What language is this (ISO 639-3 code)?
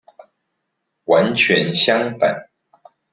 zho